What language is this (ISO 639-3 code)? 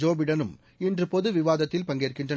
tam